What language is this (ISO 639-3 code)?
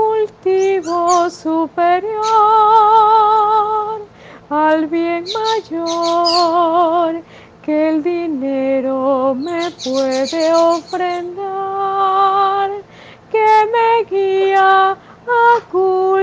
spa